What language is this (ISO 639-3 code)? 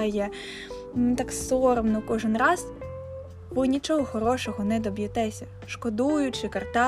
ukr